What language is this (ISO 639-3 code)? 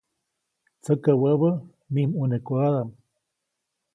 zoc